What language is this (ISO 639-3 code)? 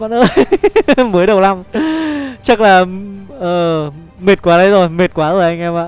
vie